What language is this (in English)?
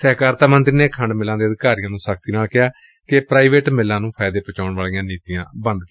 Punjabi